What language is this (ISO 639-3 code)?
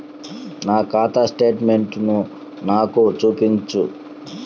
tel